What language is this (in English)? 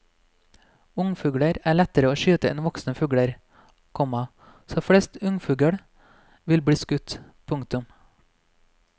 Norwegian